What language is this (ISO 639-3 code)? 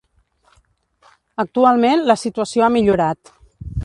cat